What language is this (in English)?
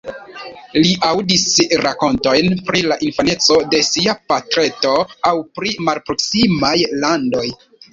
Esperanto